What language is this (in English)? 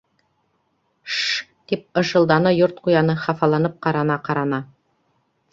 Bashkir